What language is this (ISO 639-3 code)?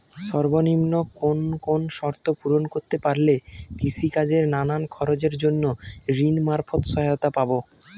ben